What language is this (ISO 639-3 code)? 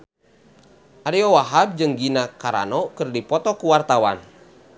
sun